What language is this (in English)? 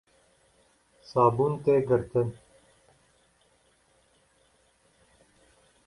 Kurdish